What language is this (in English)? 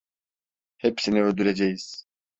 Turkish